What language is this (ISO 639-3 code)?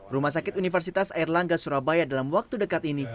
ind